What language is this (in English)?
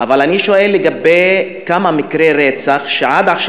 Hebrew